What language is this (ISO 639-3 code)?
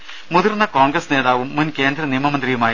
mal